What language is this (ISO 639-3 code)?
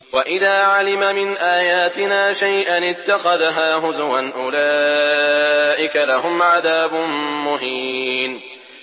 ara